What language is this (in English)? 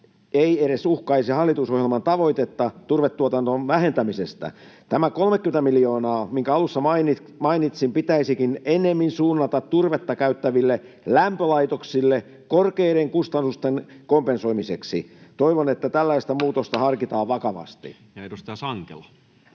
Finnish